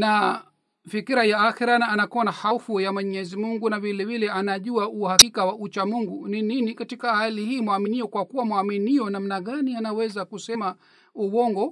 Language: Swahili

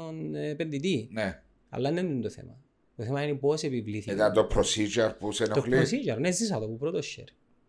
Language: Greek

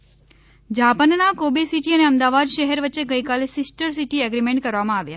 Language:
Gujarati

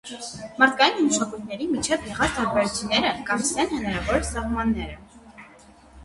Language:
Armenian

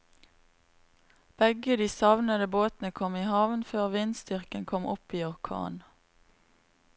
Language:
Norwegian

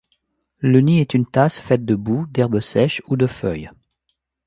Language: French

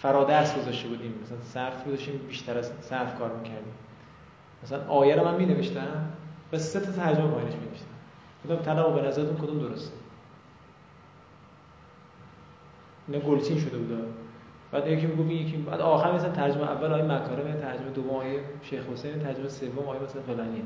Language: Persian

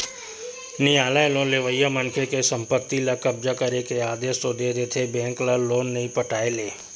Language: Chhattisgarhi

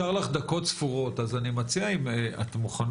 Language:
Hebrew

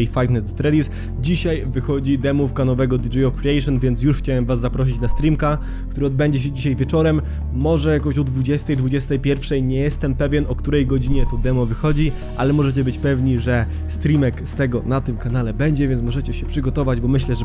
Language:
Polish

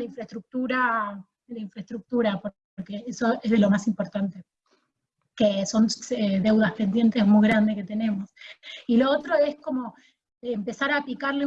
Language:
Spanish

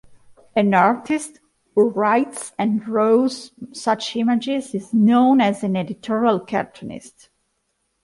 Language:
English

